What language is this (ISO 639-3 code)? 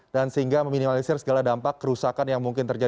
ind